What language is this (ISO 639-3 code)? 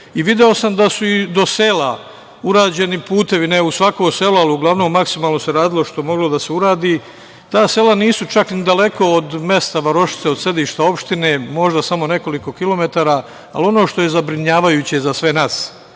srp